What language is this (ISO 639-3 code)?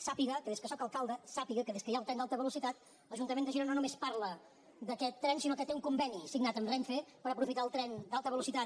cat